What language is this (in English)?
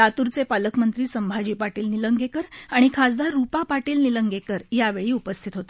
Marathi